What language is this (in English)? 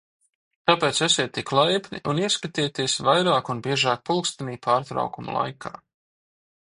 Latvian